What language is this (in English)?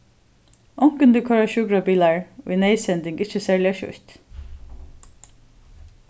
Faroese